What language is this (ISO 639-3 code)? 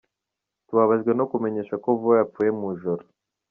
kin